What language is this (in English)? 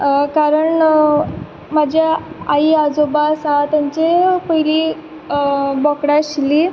Konkani